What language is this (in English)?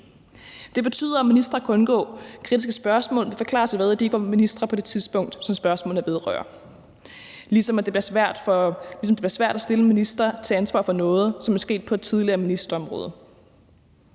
Danish